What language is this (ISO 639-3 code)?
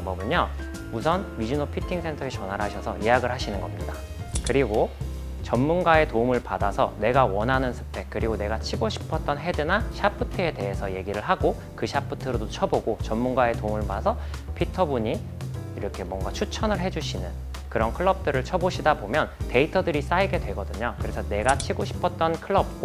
kor